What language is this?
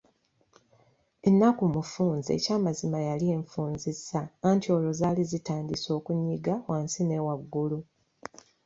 Ganda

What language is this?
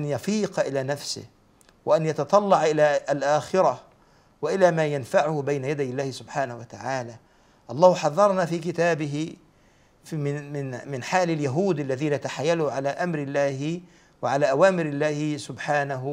Arabic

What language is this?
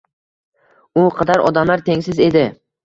Uzbek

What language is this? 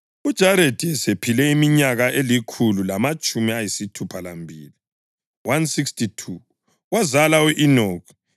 North Ndebele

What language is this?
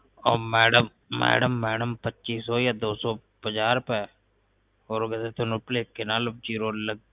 Punjabi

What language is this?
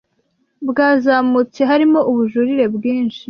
Kinyarwanda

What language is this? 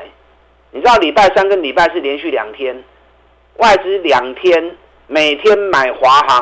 Chinese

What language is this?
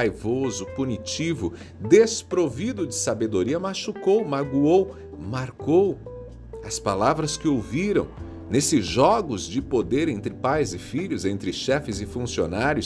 Portuguese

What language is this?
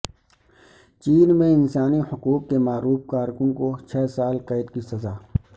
Urdu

